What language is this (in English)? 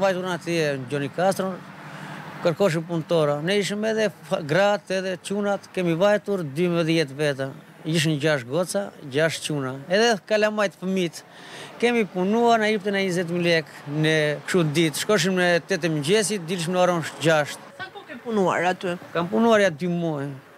Romanian